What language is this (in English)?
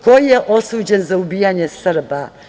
Serbian